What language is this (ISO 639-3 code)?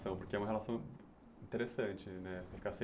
por